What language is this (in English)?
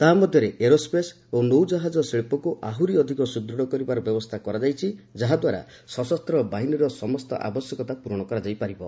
Odia